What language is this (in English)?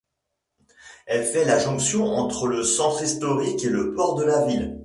French